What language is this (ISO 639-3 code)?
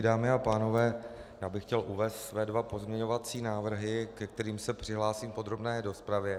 ces